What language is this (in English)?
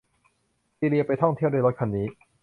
Thai